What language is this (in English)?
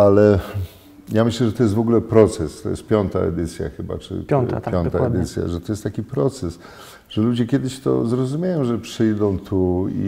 Polish